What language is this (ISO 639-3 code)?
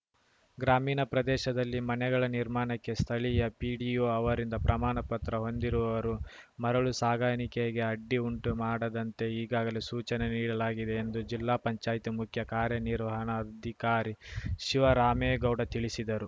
kan